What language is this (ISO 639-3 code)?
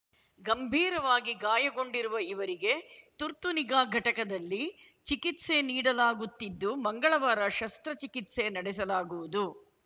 kan